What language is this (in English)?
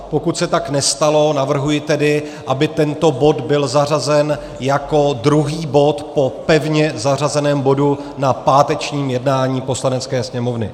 Czech